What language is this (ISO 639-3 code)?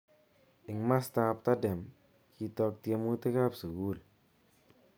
kln